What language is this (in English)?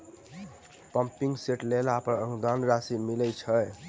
Maithili